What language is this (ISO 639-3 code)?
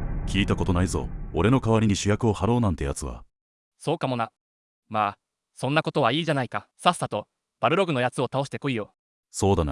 jpn